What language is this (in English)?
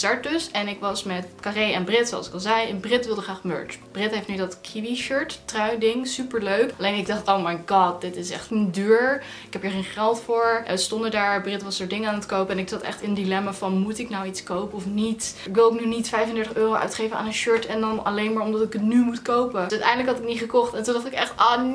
Dutch